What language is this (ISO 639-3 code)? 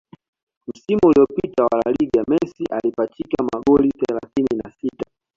swa